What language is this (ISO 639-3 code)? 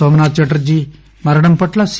tel